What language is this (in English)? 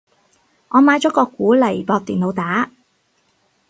Cantonese